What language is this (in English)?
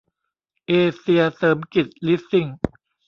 Thai